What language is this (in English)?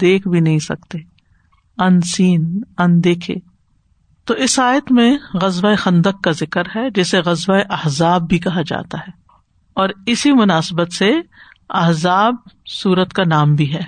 Urdu